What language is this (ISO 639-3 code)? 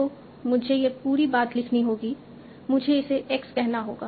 hin